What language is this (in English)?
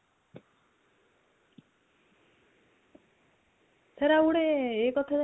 Odia